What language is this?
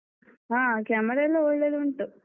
Kannada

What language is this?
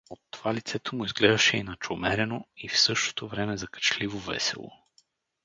Bulgarian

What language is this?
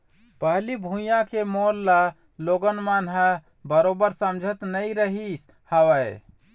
Chhattisgarhi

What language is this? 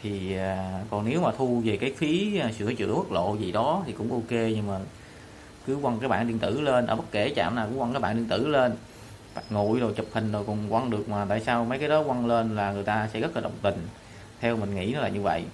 Vietnamese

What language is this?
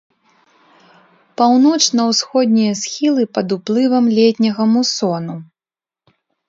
Belarusian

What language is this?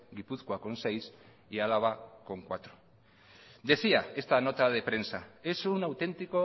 Spanish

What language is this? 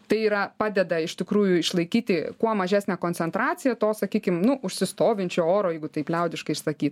Lithuanian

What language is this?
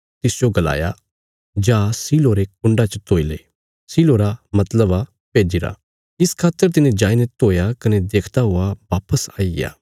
Bilaspuri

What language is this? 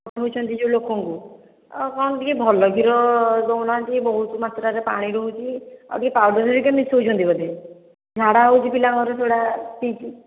Odia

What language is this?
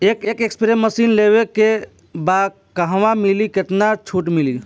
Bhojpuri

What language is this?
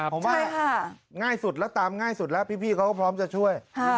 Thai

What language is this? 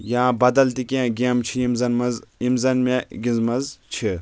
Kashmiri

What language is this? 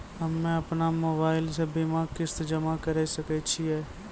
Maithili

